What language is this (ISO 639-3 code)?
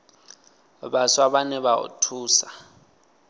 ven